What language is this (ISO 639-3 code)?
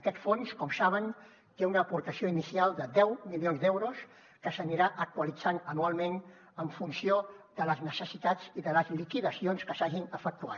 cat